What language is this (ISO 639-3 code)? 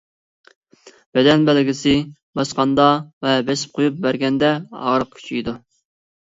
uig